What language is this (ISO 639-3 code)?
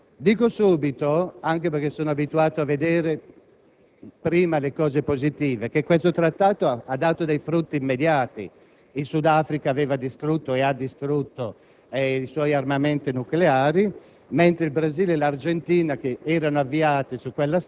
ita